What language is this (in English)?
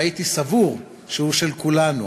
Hebrew